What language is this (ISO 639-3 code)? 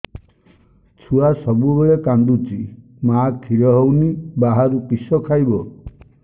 ori